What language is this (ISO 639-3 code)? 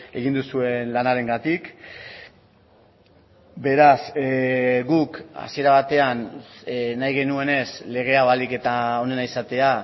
eus